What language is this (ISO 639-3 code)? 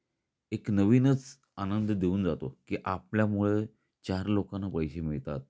mar